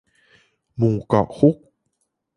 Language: Thai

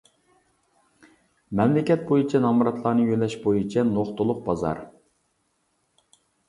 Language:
Uyghur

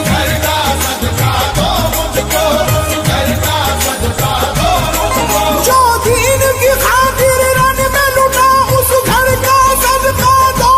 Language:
Arabic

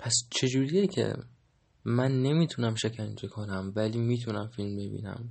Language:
Persian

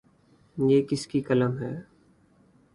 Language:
Urdu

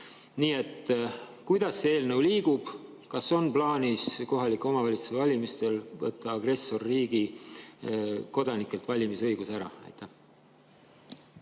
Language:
Estonian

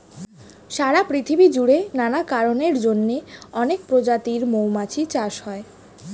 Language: Bangla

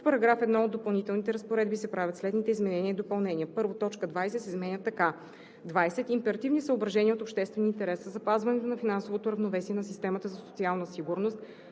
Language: Bulgarian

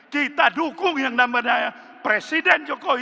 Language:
Indonesian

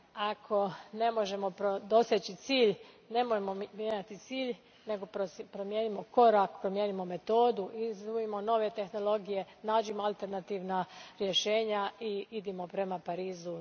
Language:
Croatian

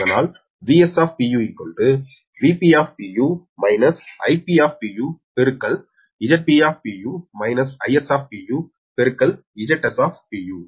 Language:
Tamil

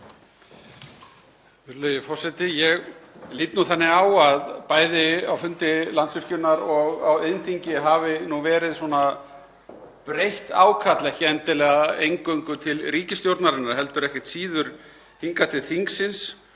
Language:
Icelandic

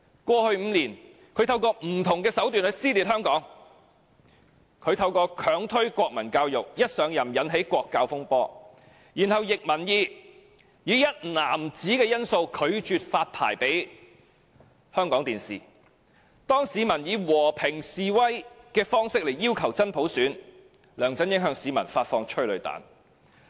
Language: Cantonese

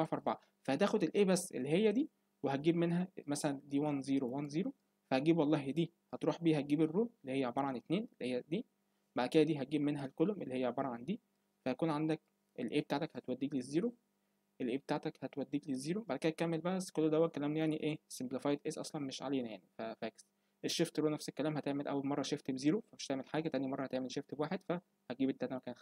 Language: Arabic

